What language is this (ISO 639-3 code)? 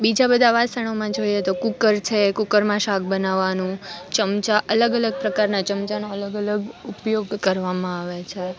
guj